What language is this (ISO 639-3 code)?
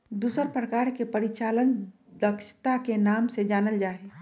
mag